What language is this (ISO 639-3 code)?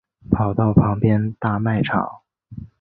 zho